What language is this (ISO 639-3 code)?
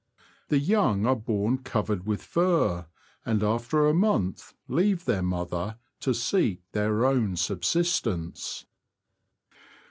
eng